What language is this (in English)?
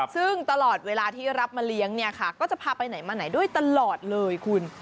Thai